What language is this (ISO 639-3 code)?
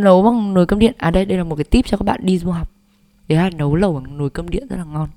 vie